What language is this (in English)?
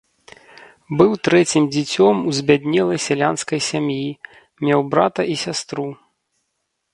Belarusian